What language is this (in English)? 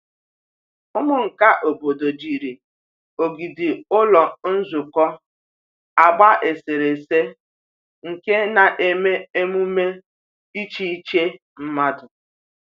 Igbo